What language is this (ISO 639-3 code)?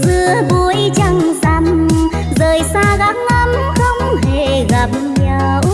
vie